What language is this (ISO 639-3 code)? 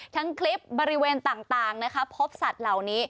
tha